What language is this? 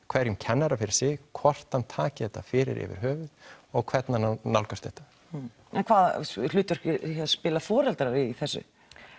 Icelandic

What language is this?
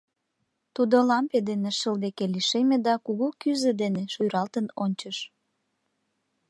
Mari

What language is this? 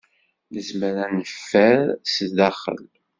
Kabyle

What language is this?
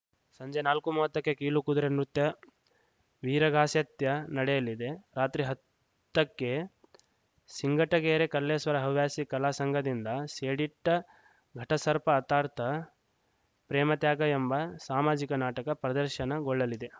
Kannada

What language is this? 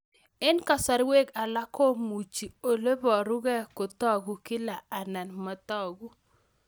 Kalenjin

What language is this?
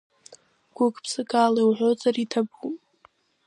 Abkhazian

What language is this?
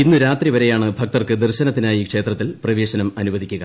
Malayalam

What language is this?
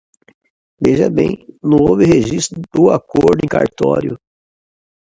Portuguese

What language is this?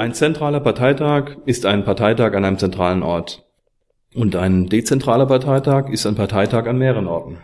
German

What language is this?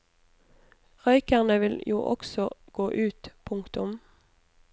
Norwegian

